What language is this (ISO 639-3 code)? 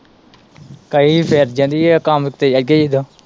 pan